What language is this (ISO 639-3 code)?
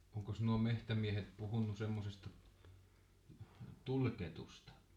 fin